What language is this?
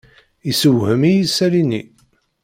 Kabyle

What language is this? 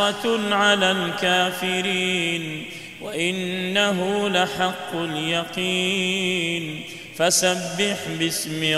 Arabic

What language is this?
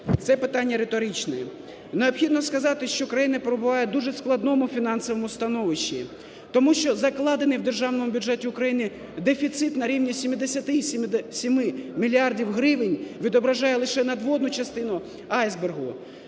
Ukrainian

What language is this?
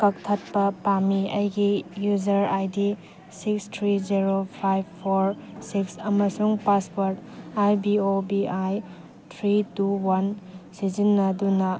Manipuri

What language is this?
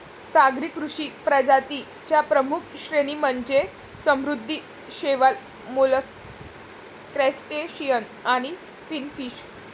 Marathi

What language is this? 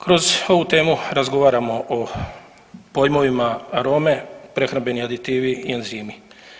Croatian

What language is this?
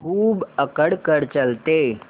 Hindi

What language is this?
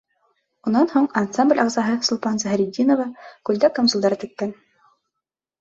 Bashkir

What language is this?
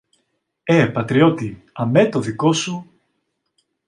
Greek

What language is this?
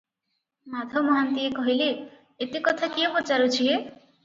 Odia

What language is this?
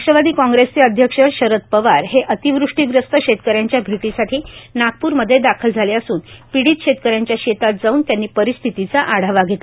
Marathi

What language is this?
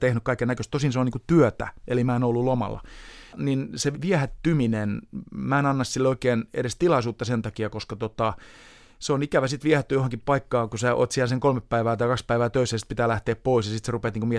Finnish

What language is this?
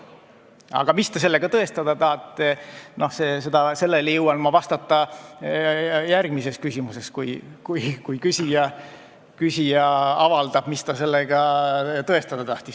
Estonian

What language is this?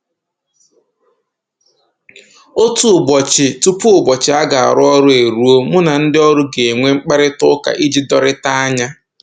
Igbo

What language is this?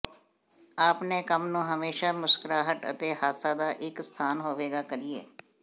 Punjabi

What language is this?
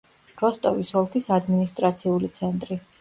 Georgian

